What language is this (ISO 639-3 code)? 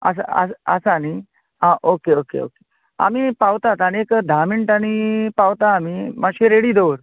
kok